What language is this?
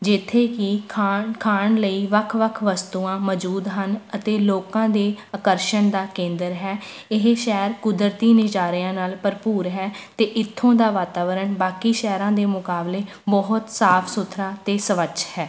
Punjabi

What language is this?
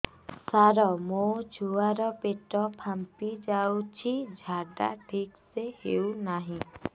Odia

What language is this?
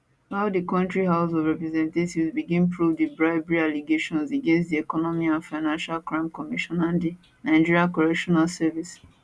Nigerian Pidgin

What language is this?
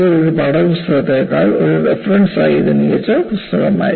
Malayalam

